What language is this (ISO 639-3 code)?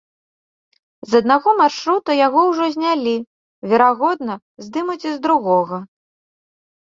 bel